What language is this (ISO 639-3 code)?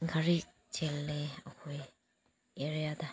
mni